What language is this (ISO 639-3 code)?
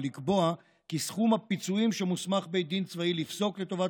heb